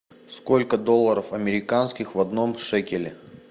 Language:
Russian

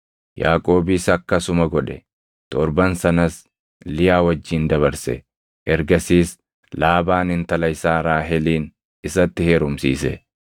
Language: Oromo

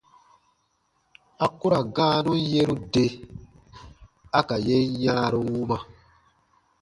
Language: Baatonum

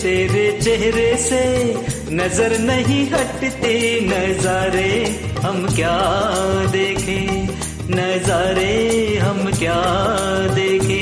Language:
Marathi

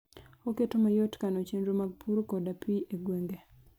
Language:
Luo (Kenya and Tanzania)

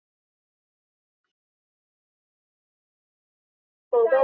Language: Chinese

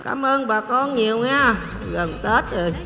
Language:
Vietnamese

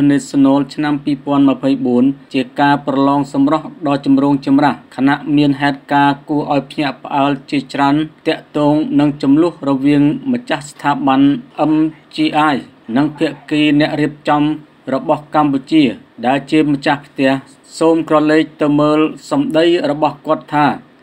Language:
Thai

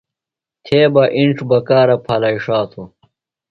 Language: Phalura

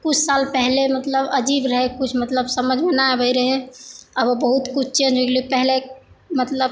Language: Maithili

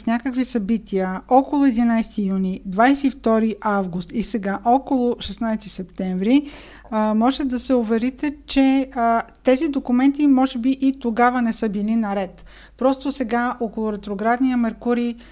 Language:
Bulgarian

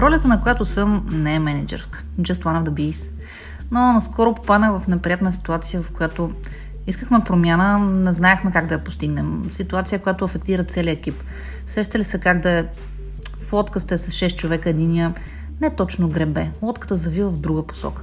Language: Bulgarian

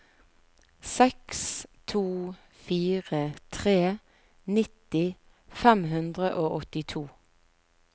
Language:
Norwegian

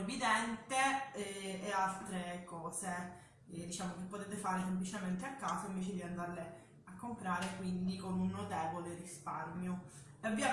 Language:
Italian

